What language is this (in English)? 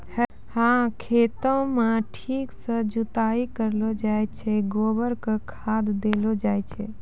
Maithili